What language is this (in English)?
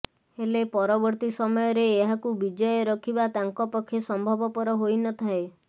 Odia